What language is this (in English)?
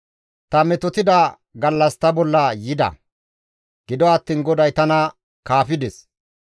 Gamo